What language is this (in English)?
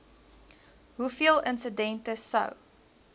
Afrikaans